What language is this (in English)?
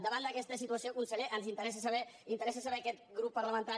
Catalan